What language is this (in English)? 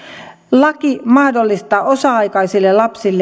Finnish